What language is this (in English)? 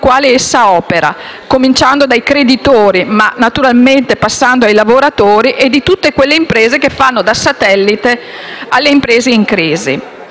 Italian